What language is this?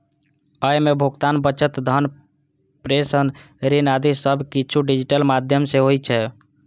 Maithili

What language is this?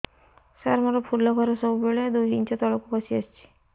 Odia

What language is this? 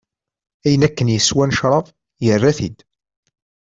Kabyle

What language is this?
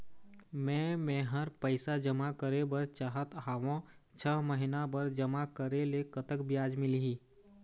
Chhattisgarhi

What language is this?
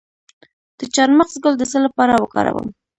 Pashto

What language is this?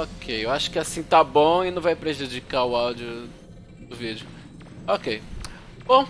Portuguese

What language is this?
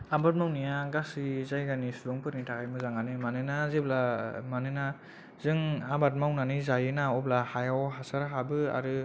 Bodo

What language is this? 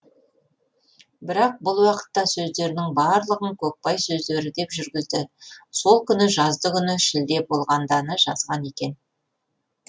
Kazakh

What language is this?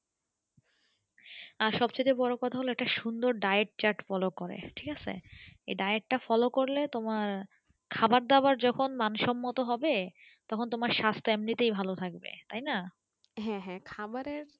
Bangla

